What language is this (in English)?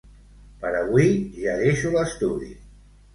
Catalan